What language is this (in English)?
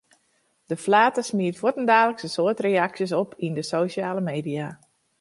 Western Frisian